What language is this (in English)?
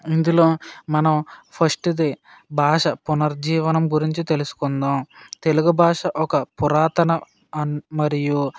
Telugu